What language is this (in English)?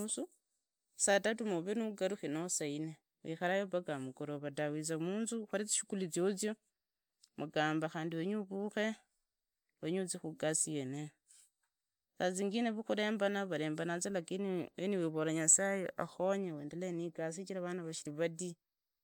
Idakho-Isukha-Tiriki